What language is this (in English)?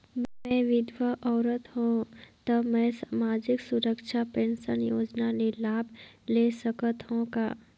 Chhattisgarhi